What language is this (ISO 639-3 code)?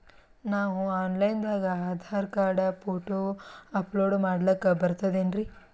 kan